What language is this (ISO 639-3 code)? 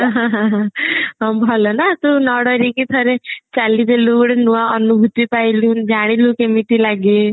ori